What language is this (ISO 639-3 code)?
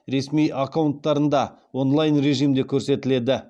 kaz